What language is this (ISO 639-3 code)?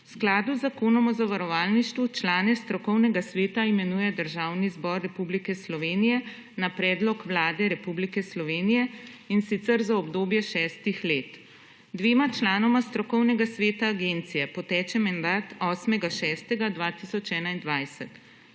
slv